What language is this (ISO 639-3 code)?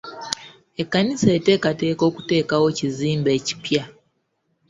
lug